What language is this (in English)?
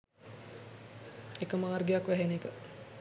Sinhala